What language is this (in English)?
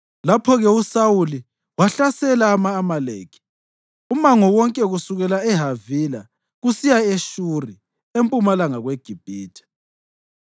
North Ndebele